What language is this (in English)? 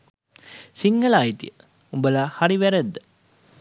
Sinhala